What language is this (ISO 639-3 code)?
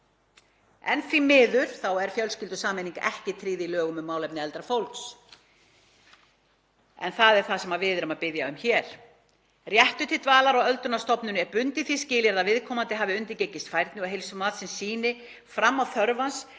isl